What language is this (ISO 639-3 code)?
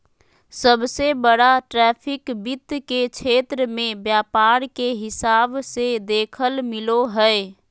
mag